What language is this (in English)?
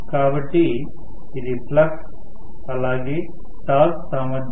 Telugu